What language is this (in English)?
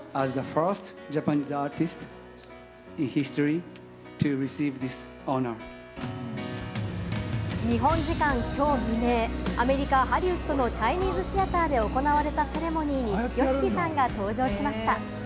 Japanese